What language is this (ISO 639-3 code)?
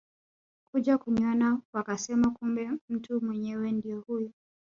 swa